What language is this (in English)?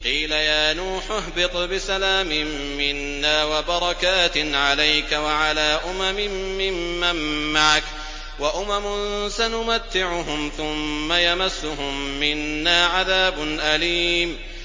Arabic